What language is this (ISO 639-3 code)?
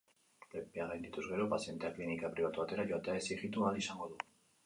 eus